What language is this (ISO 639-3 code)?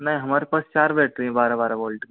hin